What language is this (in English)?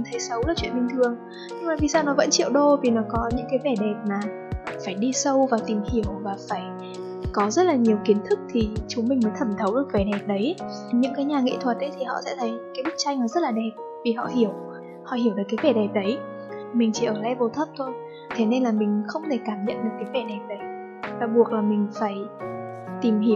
Vietnamese